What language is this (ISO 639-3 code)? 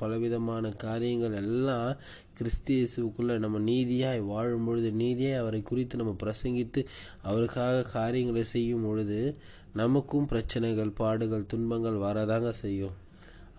tam